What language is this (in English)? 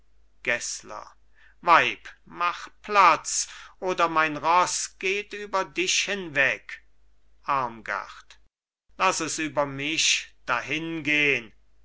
German